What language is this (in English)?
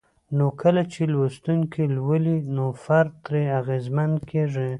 Pashto